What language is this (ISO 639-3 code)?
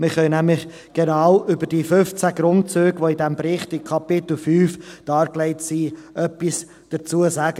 gsw